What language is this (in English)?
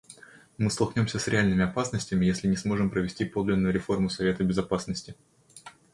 Russian